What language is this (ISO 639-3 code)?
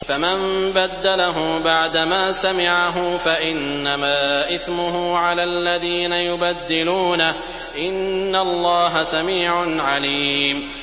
ara